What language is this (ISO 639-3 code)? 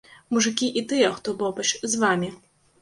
bel